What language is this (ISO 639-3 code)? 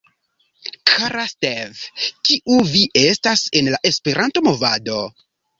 epo